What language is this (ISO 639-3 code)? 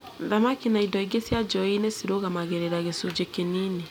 kik